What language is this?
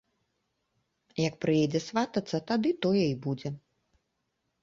Belarusian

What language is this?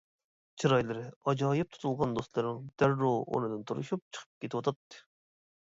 Uyghur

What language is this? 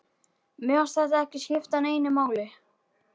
Icelandic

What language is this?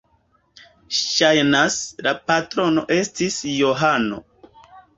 Esperanto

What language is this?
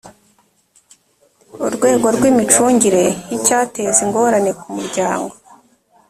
Kinyarwanda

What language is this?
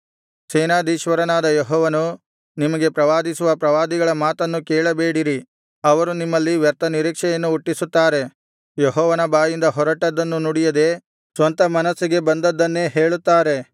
Kannada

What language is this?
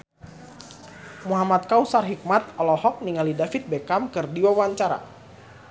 Sundanese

